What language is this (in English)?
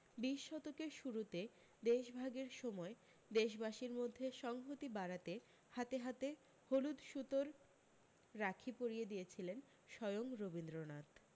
Bangla